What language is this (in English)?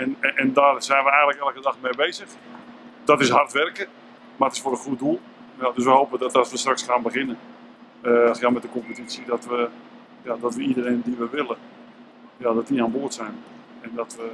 Dutch